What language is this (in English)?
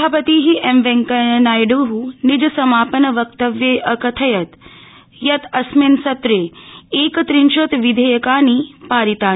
Sanskrit